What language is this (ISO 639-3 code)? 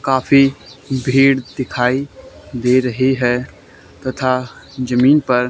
hin